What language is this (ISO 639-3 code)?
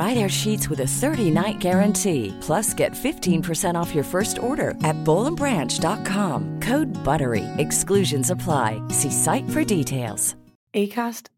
urd